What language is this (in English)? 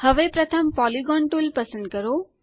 Gujarati